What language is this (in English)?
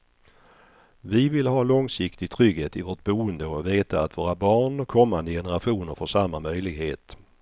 Swedish